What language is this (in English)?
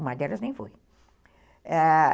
Portuguese